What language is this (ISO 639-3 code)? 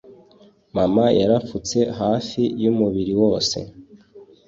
kin